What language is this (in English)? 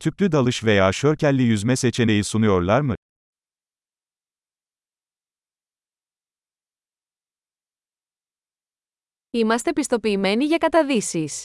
Greek